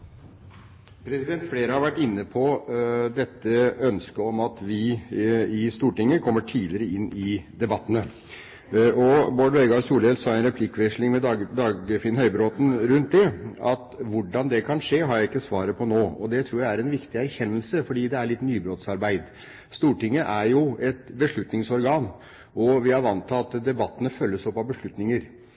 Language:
Norwegian Bokmål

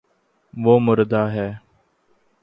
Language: Urdu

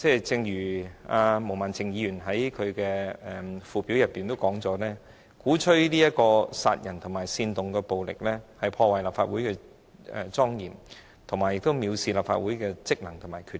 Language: Cantonese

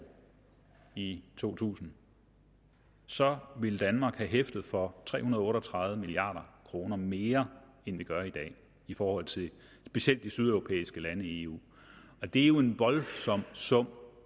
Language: Danish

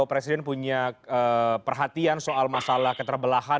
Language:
Indonesian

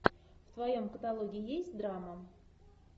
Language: Russian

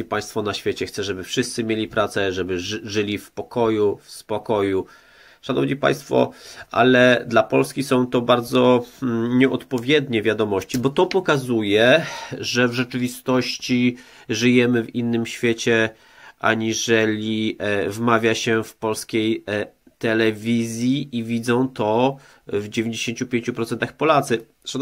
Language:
Polish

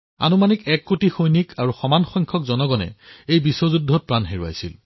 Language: Assamese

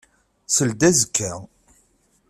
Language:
Kabyle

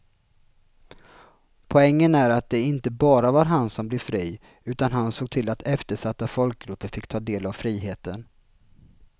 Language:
Swedish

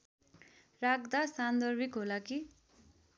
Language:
Nepali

